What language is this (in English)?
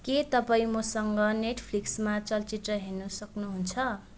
Nepali